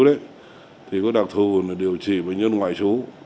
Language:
Vietnamese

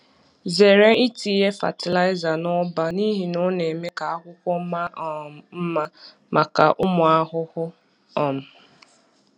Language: Igbo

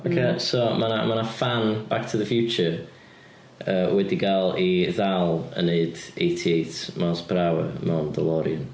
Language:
Welsh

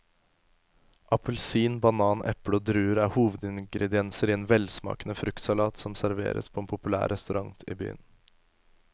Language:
Norwegian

